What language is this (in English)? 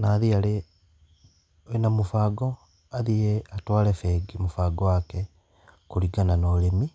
Kikuyu